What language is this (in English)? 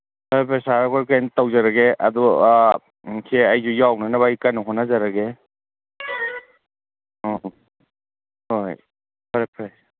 Manipuri